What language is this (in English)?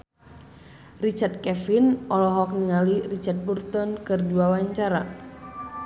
Sundanese